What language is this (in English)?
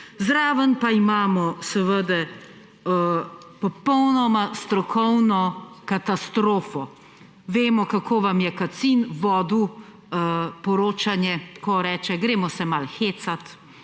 Slovenian